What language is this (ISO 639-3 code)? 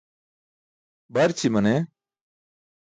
bsk